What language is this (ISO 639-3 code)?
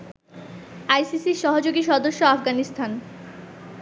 ben